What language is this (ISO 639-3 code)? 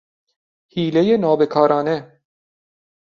fas